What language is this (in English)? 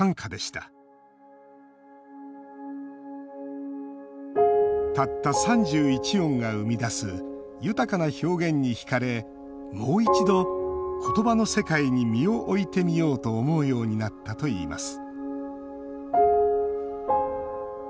Japanese